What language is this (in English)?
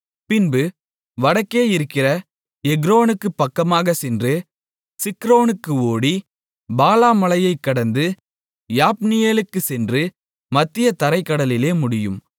Tamil